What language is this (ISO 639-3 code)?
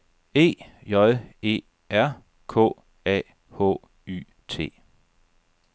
dan